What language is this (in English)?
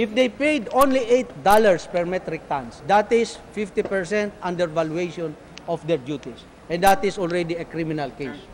Filipino